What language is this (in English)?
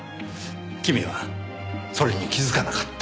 Japanese